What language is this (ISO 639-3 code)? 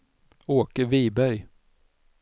swe